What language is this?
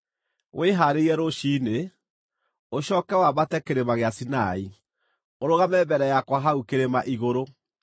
Kikuyu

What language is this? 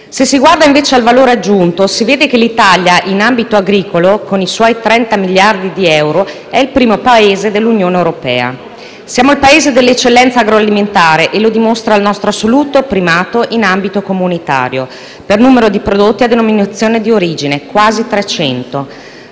Italian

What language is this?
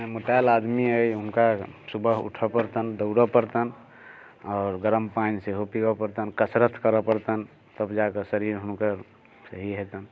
Maithili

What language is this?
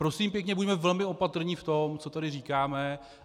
Czech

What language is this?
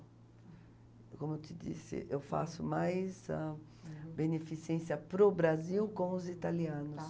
Portuguese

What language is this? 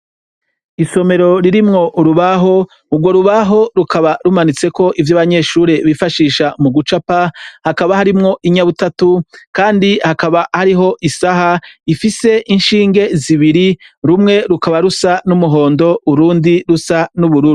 Rundi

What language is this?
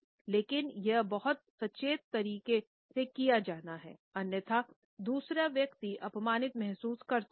Hindi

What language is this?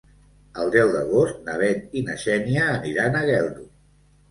Catalan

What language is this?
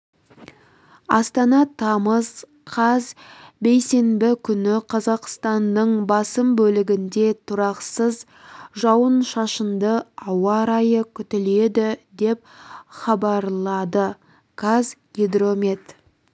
Kazakh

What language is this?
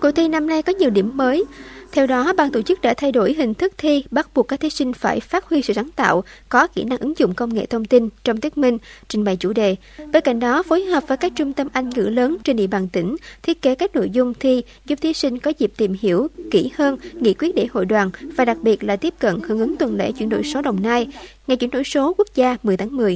Vietnamese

